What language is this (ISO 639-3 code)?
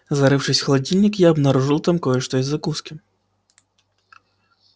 rus